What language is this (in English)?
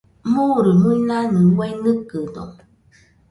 Nüpode Huitoto